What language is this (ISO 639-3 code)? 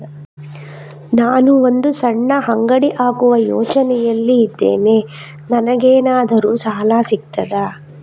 kan